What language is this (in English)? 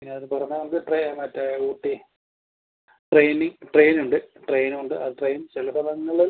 Malayalam